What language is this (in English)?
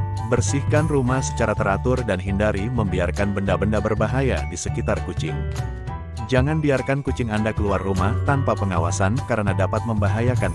Indonesian